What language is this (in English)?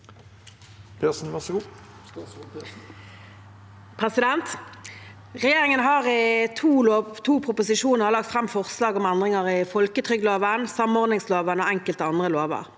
Norwegian